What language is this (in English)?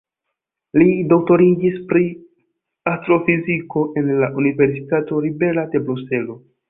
Esperanto